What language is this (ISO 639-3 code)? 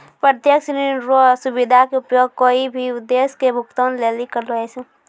mai